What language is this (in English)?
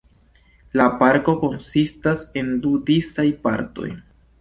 Esperanto